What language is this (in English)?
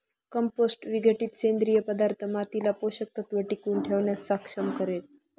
Marathi